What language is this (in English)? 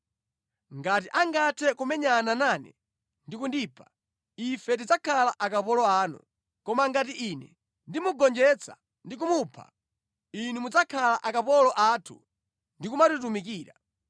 Nyanja